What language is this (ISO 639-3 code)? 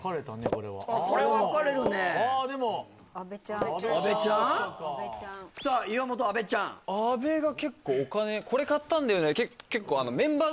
jpn